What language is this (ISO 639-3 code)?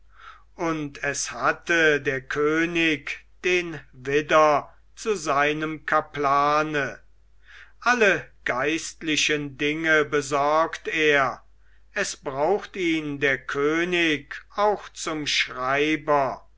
deu